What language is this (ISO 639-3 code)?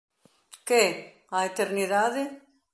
glg